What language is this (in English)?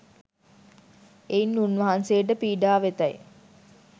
Sinhala